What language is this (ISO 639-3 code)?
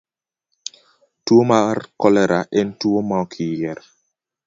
luo